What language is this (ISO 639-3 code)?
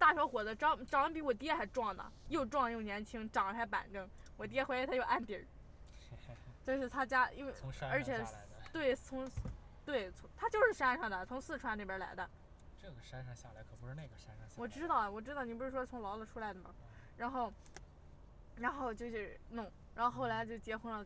zho